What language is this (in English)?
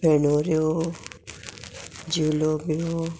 Konkani